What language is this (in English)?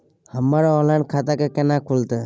Maithili